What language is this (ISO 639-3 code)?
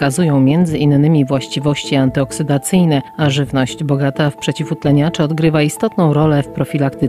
pol